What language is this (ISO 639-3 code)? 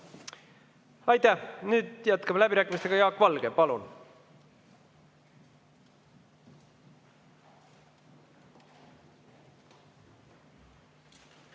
est